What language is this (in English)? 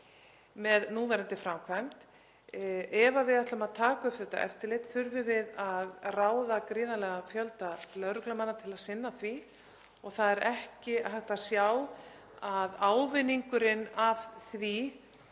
Icelandic